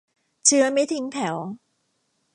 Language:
Thai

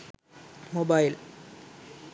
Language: Sinhala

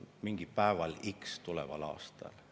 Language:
Estonian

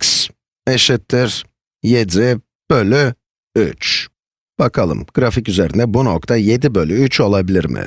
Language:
Turkish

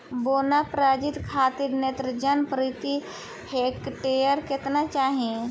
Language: Bhojpuri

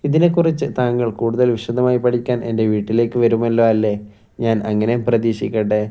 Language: Malayalam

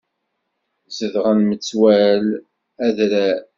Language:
Kabyle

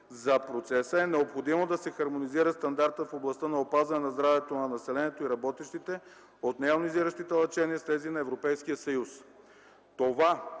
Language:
Bulgarian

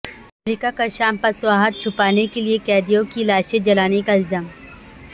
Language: Urdu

